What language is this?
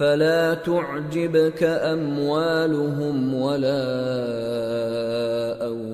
Urdu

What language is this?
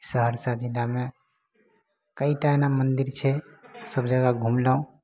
Maithili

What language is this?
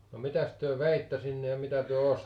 Finnish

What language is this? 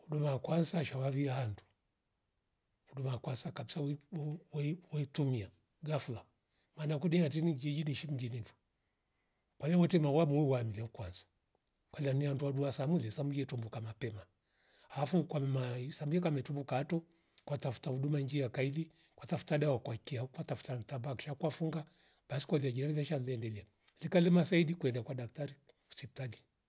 Rombo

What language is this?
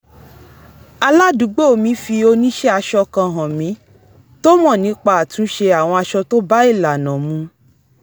Yoruba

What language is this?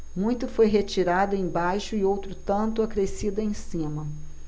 Portuguese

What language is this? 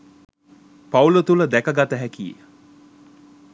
Sinhala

